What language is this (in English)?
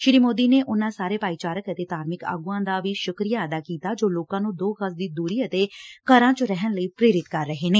Punjabi